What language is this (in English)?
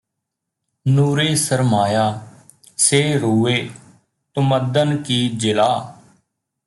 Punjabi